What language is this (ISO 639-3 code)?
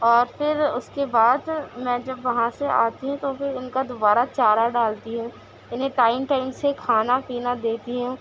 urd